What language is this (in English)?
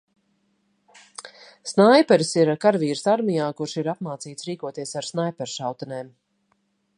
Latvian